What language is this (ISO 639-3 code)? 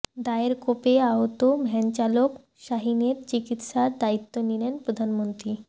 ben